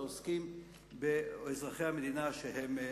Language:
Hebrew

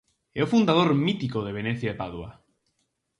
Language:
Galician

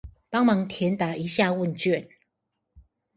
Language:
Chinese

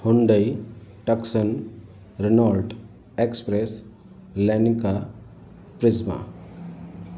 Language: Sindhi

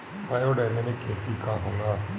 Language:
Bhojpuri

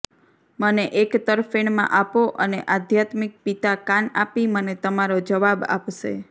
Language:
Gujarati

